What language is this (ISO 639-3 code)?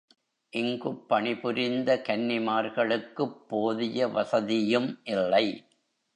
tam